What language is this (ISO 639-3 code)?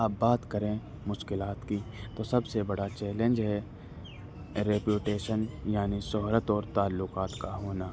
urd